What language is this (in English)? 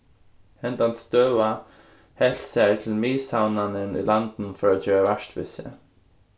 Faroese